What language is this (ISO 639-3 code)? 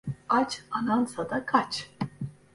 tur